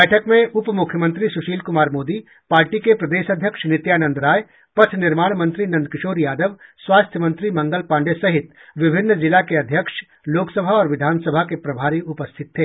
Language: Hindi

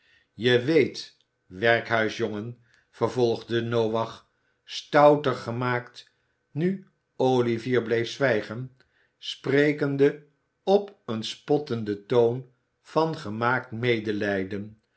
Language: Dutch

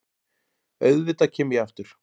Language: Icelandic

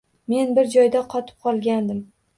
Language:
Uzbek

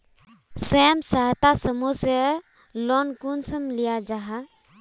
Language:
Magahi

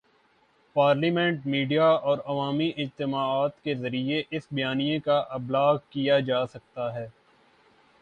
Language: Urdu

